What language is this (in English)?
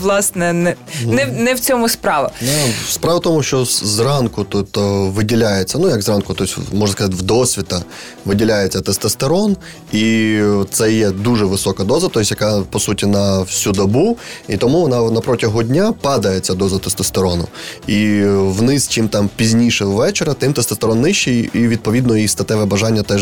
Ukrainian